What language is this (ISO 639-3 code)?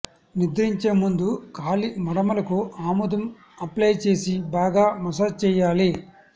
tel